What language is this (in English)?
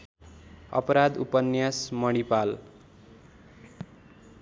Nepali